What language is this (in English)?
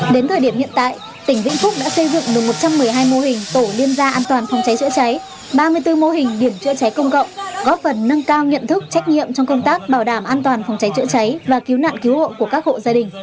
Vietnamese